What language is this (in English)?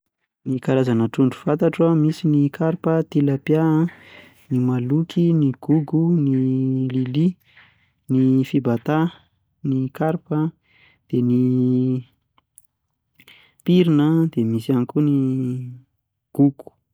Malagasy